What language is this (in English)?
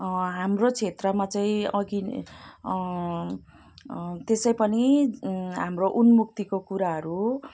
Nepali